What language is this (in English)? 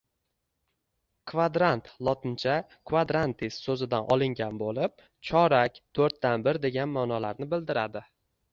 Uzbek